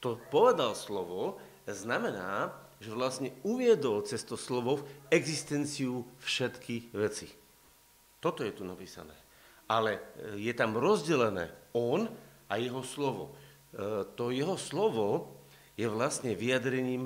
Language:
Slovak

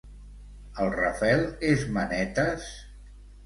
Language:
Catalan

